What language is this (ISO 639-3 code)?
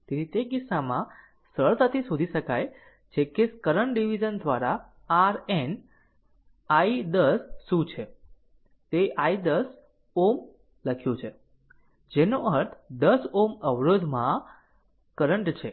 guj